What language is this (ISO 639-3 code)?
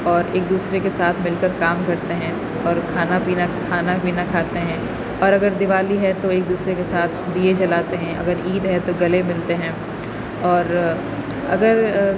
urd